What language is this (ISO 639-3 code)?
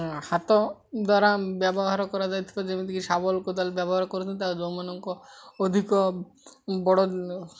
ori